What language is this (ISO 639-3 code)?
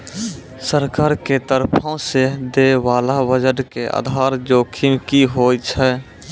mai